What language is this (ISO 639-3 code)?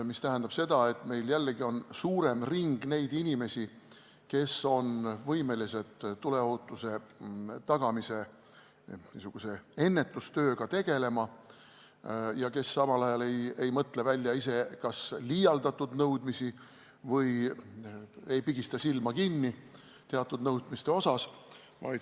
est